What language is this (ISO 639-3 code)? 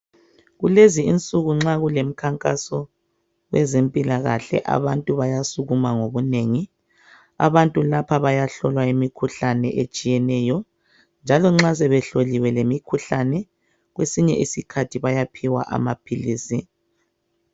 nde